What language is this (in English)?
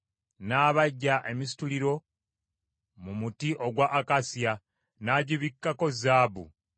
Ganda